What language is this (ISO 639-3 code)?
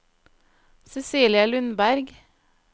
nor